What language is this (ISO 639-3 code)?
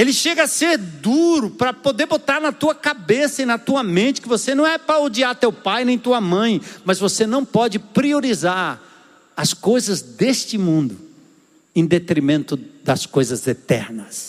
por